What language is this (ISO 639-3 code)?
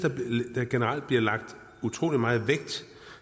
dan